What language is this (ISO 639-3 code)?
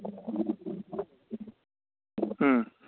mni